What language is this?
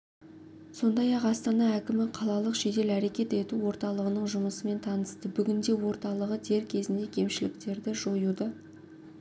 Kazakh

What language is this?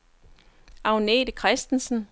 Danish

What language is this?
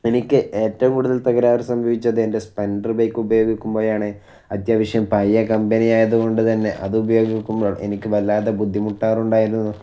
Malayalam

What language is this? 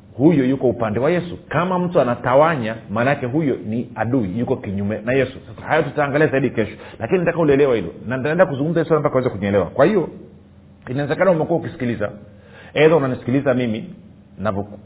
Swahili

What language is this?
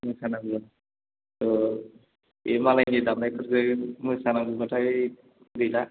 Bodo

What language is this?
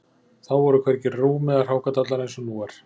Icelandic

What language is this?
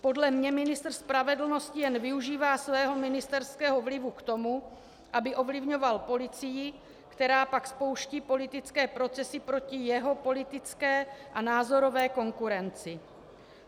Czech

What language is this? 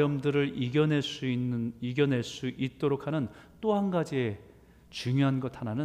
Korean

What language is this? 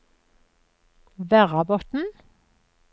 Norwegian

